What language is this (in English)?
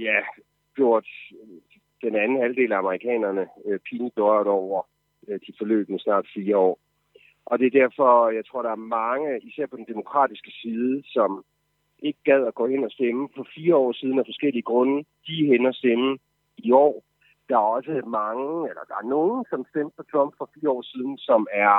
Danish